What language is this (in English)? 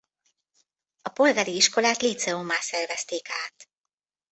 Hungarian